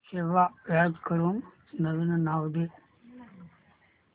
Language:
Marathi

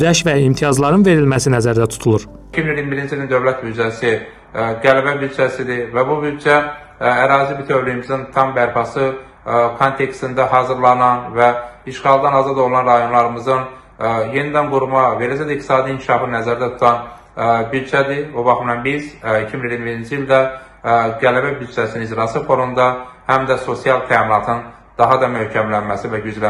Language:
Turkish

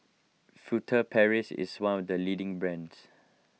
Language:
English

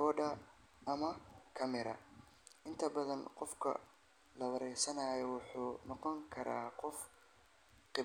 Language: Somali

